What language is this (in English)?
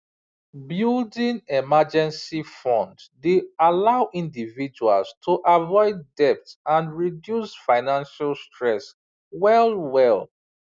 Nigerian Pidgin